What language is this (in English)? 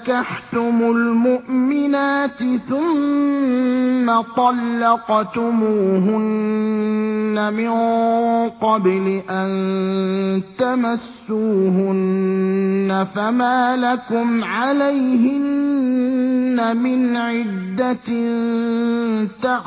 Arabic